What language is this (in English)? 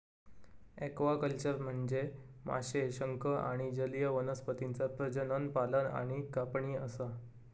Marathi